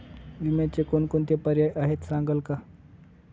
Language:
Marathi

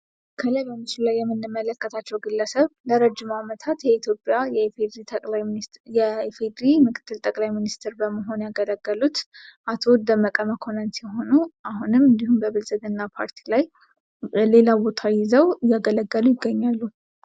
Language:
Amharic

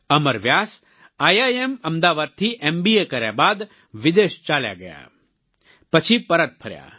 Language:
Gujarati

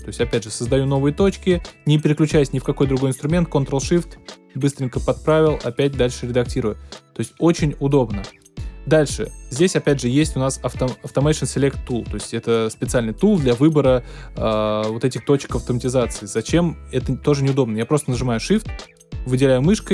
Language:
Russian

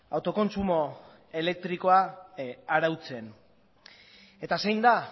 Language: Basque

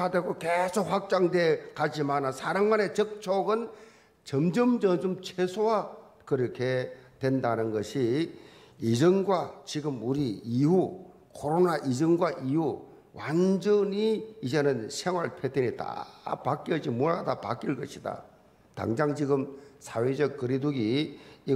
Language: Korean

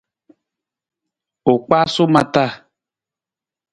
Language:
Nawdm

